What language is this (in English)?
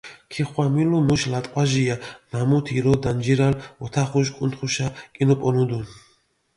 Mingrelian